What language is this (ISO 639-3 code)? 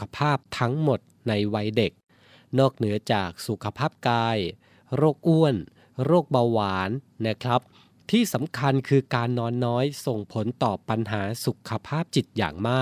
tha